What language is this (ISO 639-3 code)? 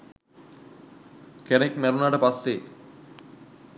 sin